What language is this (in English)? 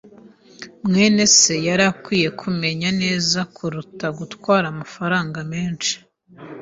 Kinyarwanda